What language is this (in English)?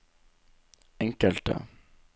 Norwegian